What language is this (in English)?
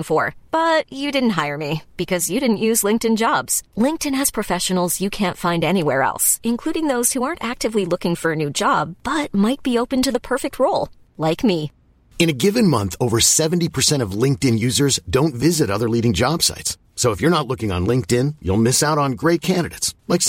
French